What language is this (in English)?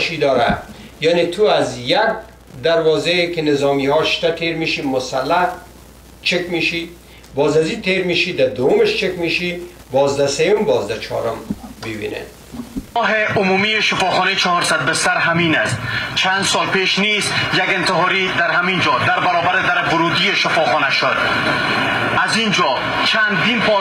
Persian